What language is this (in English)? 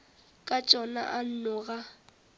Northern Sotho